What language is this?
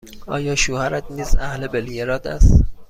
Persian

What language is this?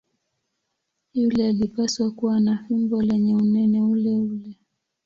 Swahili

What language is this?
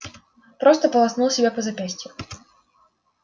Russian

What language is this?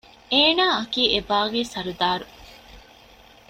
Divehi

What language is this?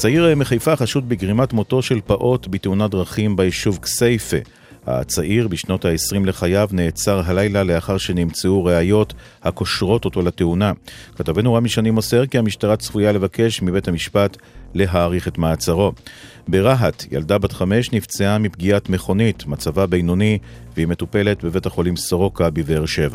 Hebrew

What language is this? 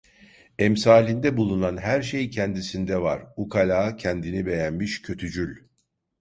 Turkish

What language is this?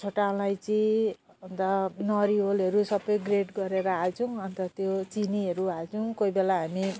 Nepali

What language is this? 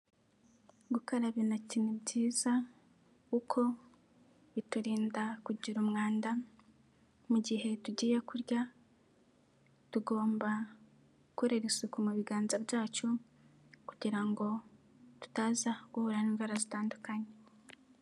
Kinyarwanda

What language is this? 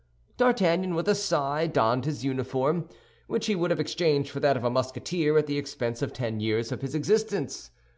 English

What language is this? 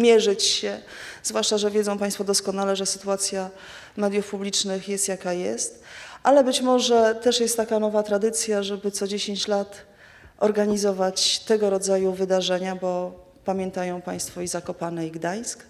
Polish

